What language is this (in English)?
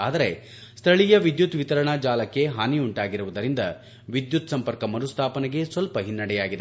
Kannada